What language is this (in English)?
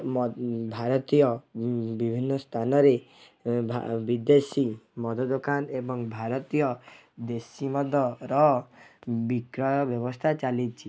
Odia